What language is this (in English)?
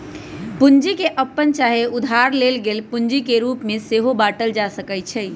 Magahi